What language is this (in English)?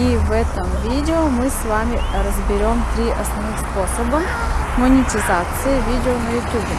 Russian